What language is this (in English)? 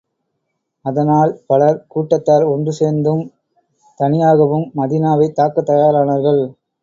Tamil